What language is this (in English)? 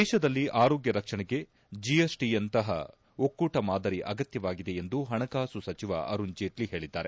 Kannada